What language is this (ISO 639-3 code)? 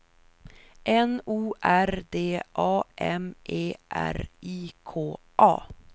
swe